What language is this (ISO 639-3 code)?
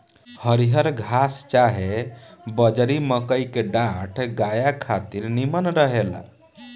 bho